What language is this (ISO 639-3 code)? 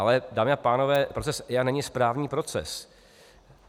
ces